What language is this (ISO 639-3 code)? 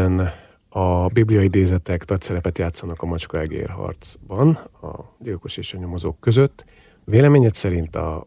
hun